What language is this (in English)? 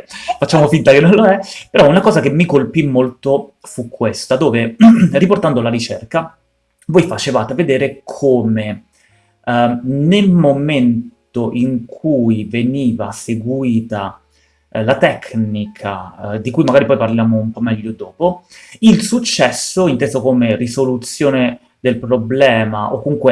Italian